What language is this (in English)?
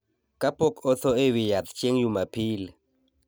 Luo (Kenya and Tanzania)